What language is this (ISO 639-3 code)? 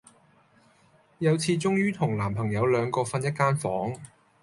yue